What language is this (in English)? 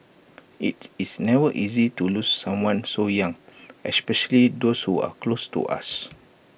English